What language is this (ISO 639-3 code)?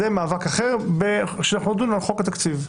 heb